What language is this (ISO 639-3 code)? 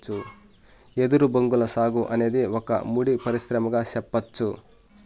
tel